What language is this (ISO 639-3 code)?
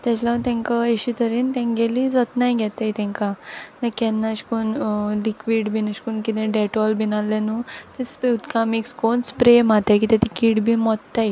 kok